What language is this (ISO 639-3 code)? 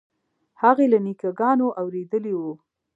pus